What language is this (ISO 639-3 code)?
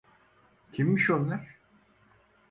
tur